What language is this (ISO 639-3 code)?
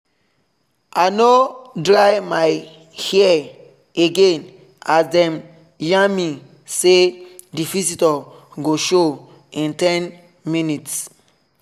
pcm